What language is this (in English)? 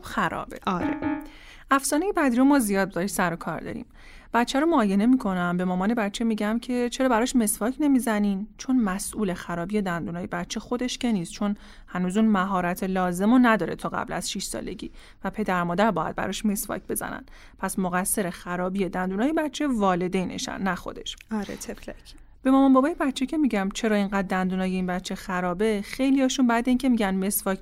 Persian